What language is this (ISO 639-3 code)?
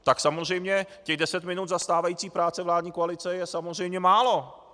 ces